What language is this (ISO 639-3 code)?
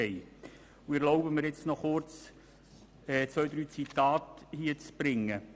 gsw